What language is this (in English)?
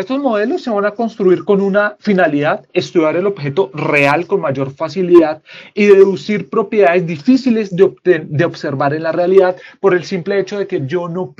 Spanish